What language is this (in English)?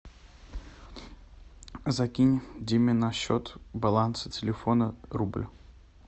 Russian